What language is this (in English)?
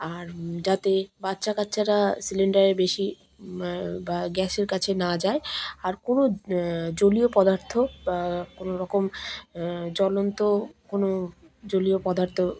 Bangla